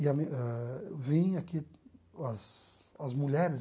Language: Portuguese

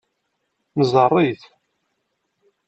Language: Kabyle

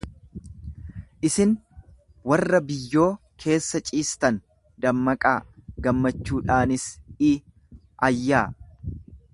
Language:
Oromo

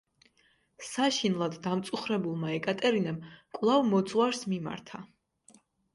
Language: Georgian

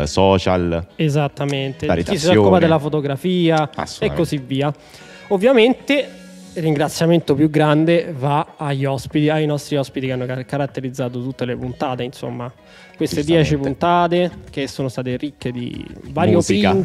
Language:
Italian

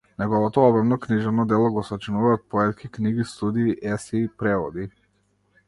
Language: Macedonian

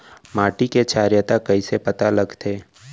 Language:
Chhattisgarhi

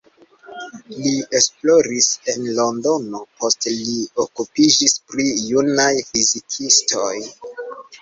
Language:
Esperanto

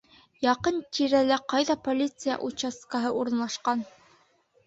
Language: Bashkir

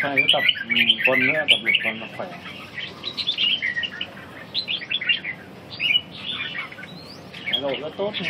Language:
Vietnamese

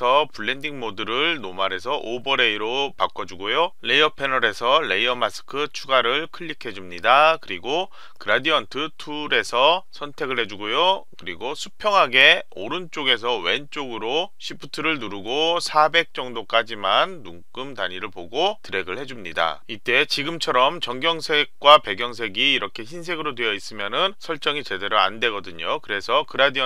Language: Korean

